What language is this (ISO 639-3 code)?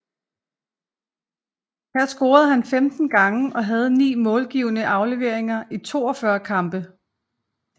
dan